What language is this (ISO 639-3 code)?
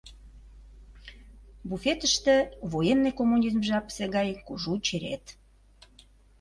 chm